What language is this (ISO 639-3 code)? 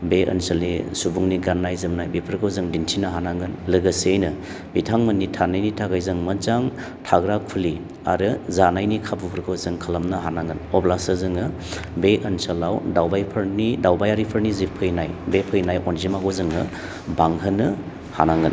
brx